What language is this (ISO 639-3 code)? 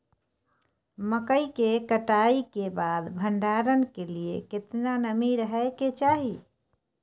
mai